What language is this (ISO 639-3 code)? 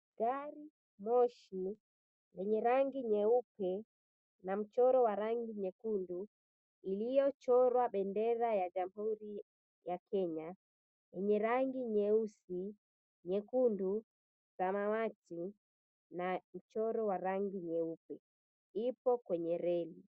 swa